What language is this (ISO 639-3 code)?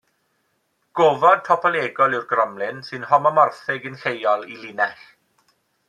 cym